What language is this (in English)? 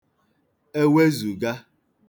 Igbo